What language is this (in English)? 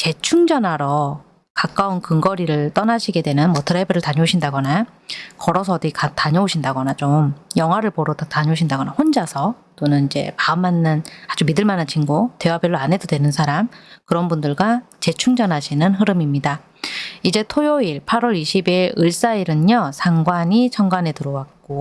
Korean